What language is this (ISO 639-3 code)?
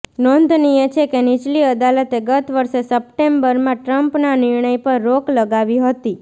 guj